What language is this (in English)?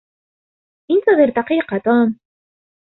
Arabic